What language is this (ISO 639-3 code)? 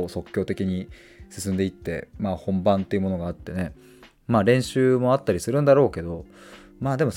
jpn